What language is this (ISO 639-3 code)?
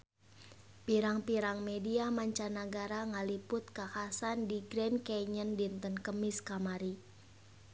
sun